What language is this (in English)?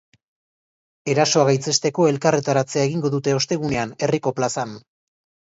Basque